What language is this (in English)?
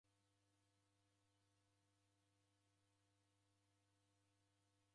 Taita